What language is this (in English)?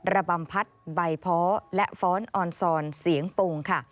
Thai